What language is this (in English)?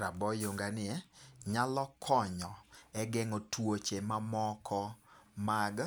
Luo (Kenya and Tanzania)